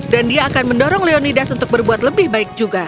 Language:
Indonesian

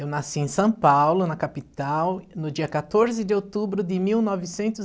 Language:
Portuguese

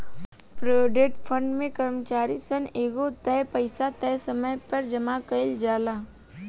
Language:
Bhojpuri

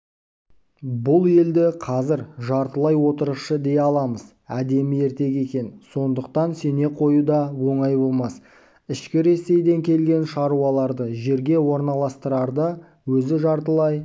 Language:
Kazakh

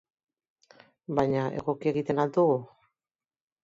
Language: Basque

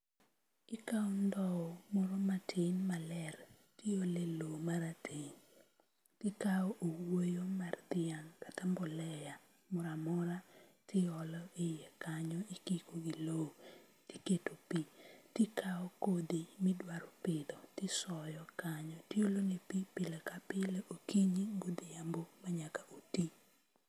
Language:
Luo (Kenya and Tanzania)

